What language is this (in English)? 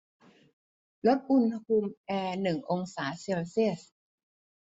Thai